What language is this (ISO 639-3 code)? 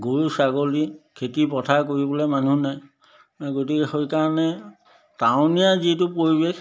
asm